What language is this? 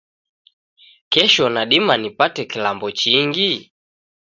Taita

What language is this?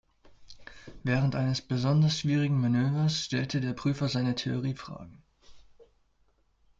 German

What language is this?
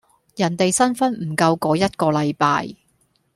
Cantonese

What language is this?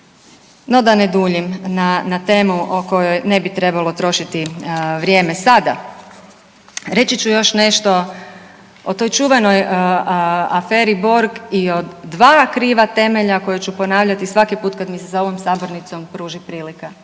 Croatian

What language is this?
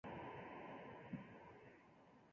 Chinese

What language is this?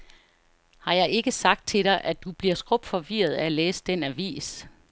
Danish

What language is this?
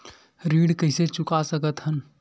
Chhattisgarhi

